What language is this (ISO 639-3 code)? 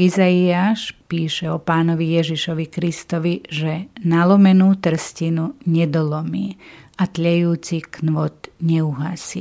slk